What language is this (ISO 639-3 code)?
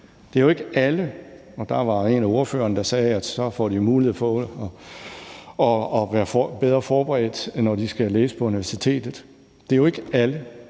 dan